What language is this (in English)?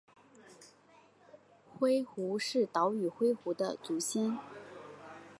Chinese